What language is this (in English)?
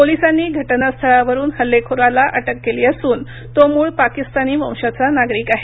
Marathi